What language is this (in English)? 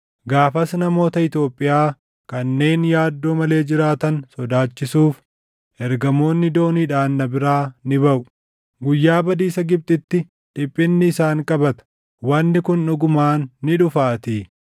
Oromo